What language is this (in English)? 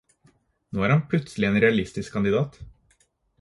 Norwegian Bokmål